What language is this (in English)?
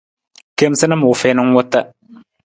Nawdm